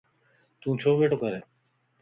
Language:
Lasi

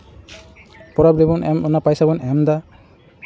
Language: Santali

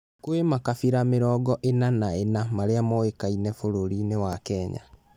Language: Kikuyu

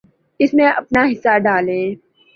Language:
Urdu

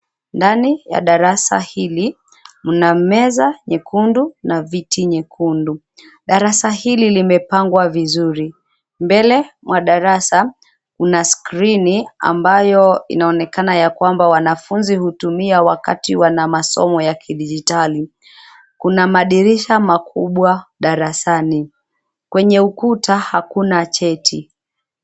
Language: Swahili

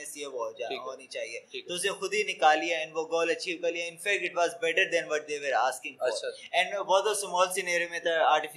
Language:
Urdu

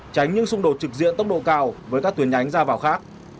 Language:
Vietnamese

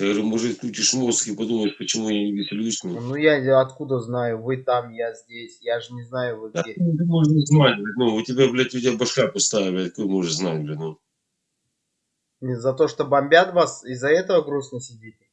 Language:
Russian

